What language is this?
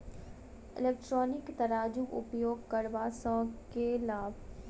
Maithili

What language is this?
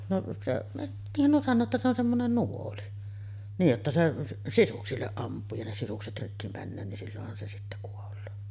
Finnish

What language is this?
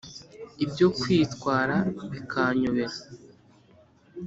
Kinyarwanda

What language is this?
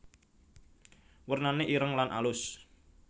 Javanese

